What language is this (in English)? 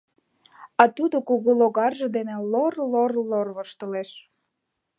Mari